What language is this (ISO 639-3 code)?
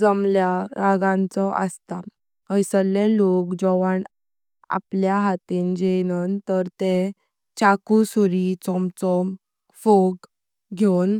kok